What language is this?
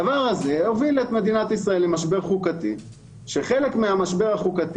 Hebrew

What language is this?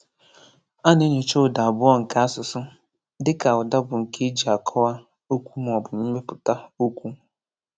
Igbo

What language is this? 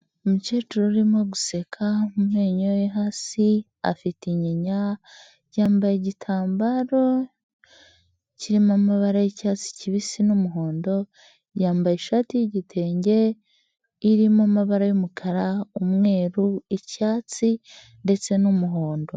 Kinyarwanda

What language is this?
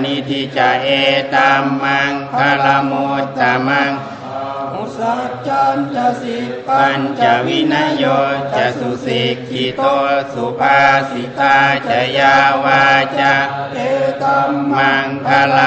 Thai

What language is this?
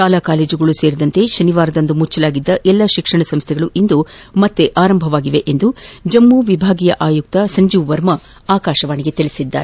Kannada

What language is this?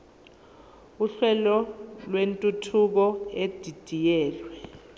Zulu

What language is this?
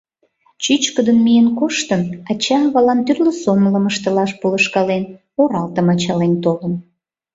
Mari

